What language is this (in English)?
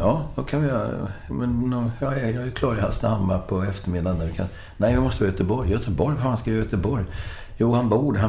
Swedish